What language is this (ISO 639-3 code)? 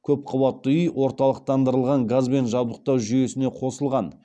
kaz